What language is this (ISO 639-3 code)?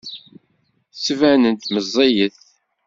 kab